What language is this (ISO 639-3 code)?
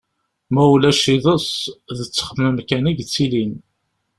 kab